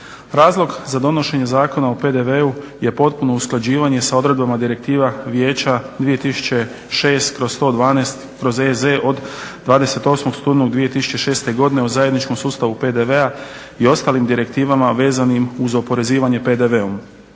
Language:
Croatian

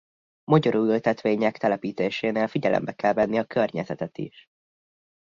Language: Hungarian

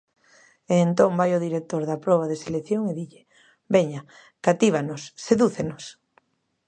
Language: Galician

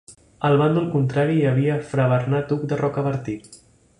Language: Catalan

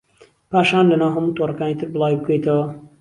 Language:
Central Kurdish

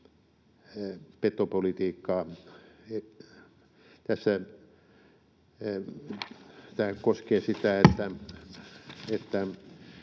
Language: Finnish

